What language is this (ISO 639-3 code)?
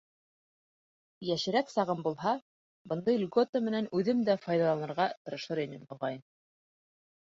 bak